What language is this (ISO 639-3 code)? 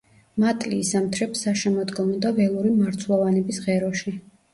kat